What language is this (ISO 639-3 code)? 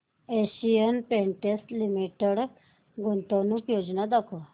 mar